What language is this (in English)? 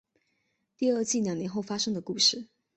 Chinese